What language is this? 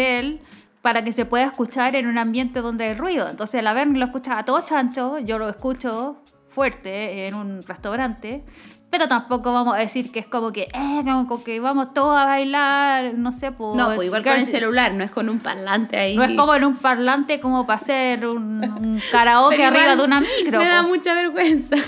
Spanish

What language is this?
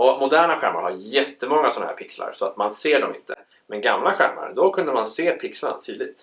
Swedish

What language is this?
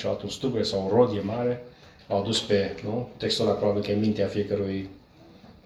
Romanian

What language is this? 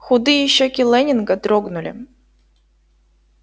Russian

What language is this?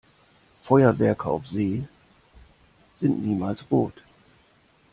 German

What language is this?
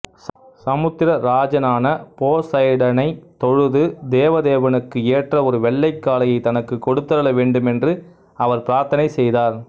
Tamil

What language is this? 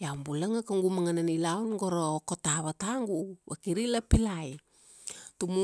Kuanua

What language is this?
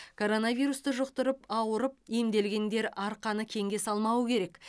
Kazakh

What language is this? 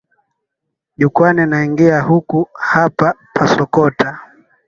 Swahili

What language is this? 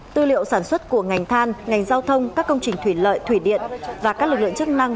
Vietnamese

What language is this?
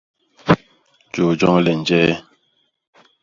Basaa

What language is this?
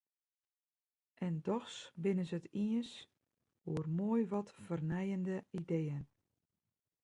Western Frisian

